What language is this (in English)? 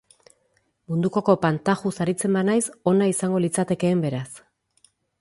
Basque